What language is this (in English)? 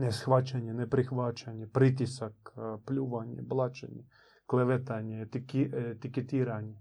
Croatian